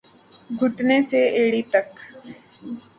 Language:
Urdu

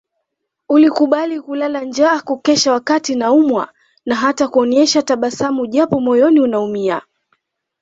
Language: Swahili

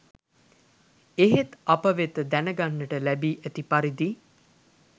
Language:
Sinhala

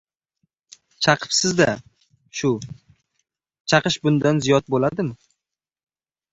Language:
Uzbek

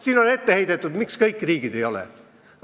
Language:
Estonian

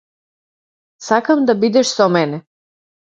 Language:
Macedonian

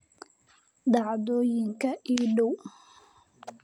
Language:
Somali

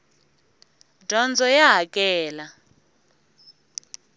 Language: Tsonga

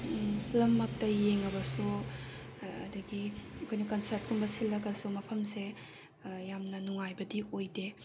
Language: Manipuri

